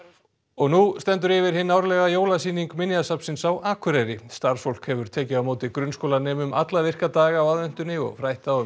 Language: Icelandic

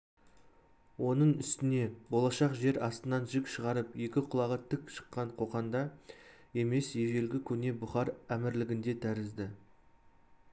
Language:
Kazakh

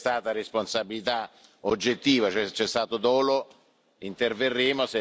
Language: Italian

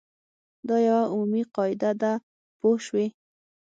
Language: Pashto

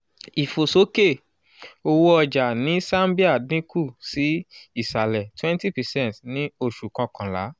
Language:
Yoruba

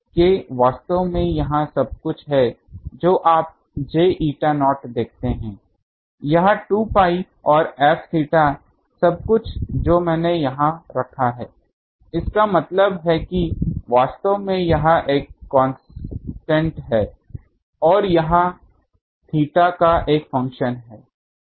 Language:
Hindi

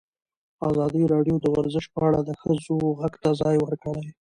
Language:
Pashto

